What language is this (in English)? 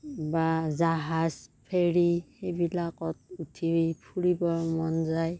Assamese